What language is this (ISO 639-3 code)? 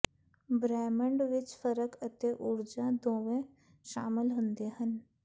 pan